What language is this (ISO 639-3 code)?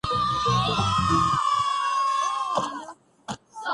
urd